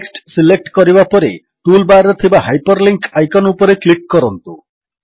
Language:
Odia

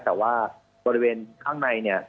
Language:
Thai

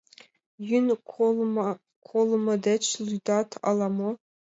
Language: Mari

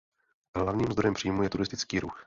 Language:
Czech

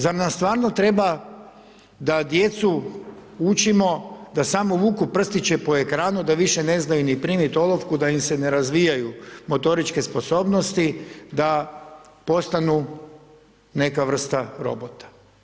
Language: Croatian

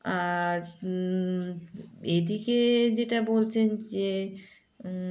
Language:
Bangla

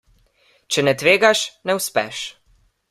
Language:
Slovenian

